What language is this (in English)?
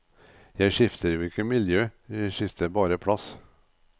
Norwegian